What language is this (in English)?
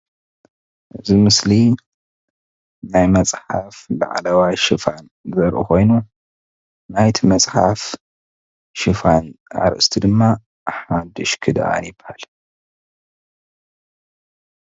Tigrinya